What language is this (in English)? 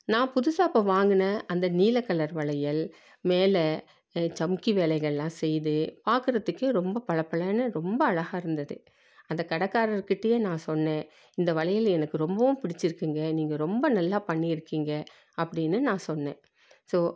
Tamil